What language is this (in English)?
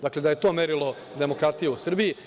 Serbian